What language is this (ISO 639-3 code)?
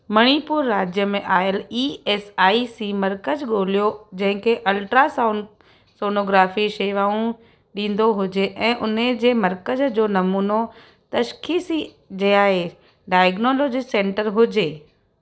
snd